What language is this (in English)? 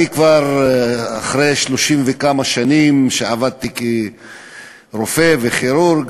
Hebrew